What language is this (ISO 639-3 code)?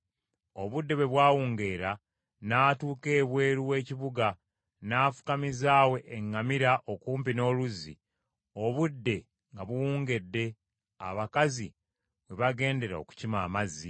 lug